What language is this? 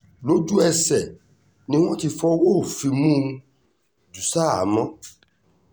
Yoruba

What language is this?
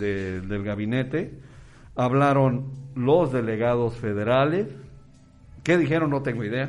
Spanish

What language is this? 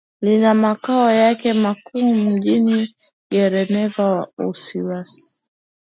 Swahili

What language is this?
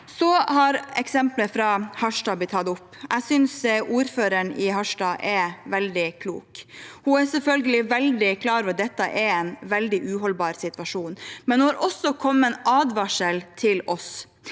Norwegian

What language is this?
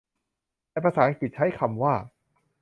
Thai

